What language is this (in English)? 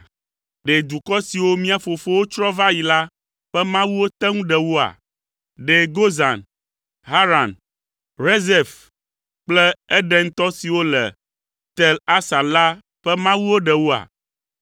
Ewe